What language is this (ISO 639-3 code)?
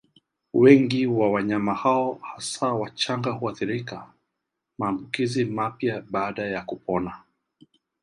swa